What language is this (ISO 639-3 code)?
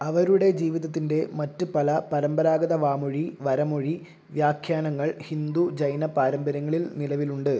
mal